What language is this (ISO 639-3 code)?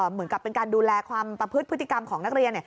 tha